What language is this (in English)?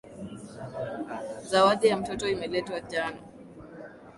Swahili